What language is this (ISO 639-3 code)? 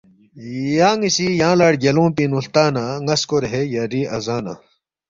bft